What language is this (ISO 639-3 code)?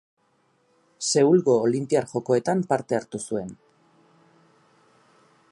eus